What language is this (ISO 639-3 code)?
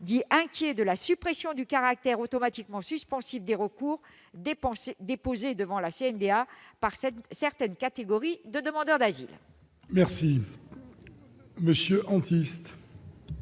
fra